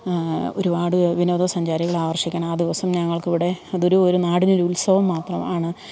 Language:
Malayalam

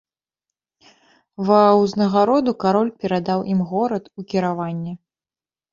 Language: Belarusian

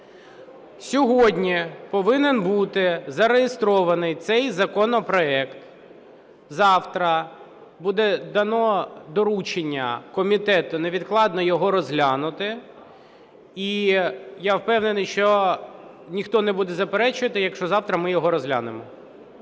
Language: Ukrainian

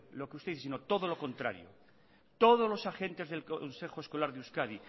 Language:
Spanish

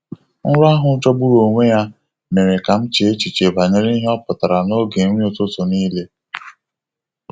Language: Igbo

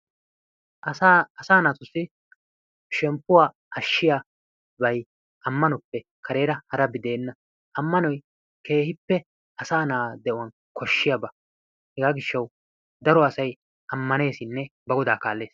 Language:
Wolaytta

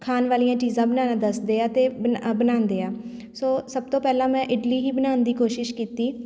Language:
Punjabi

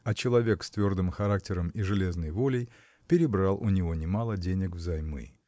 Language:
Russian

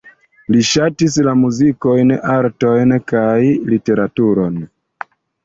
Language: Esperanto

